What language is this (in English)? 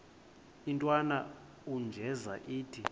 Xhosa